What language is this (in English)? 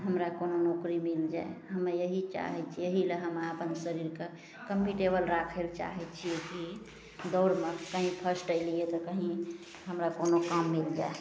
Maithili